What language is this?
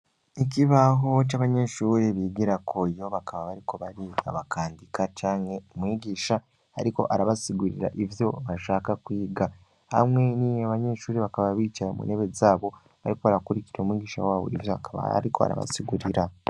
Rundi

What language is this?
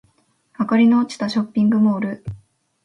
Japanese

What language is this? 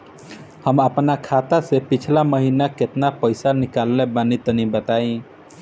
Bhojpuri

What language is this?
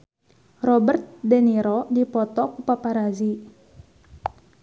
Sundanese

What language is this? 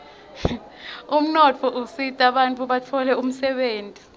Swati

